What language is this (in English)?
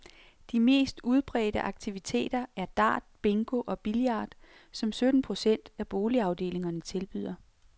Danish